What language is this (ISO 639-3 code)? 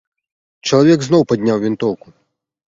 bel